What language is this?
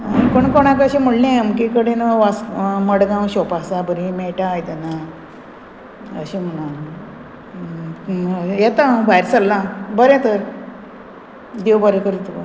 Konkani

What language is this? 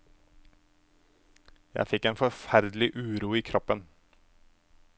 Norwegian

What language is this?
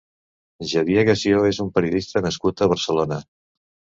Catalan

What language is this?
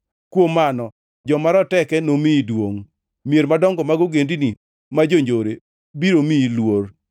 Luo (Kenya and Tanzania)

